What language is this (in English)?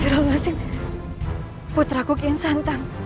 Indonesian